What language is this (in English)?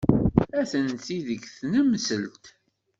Kabyle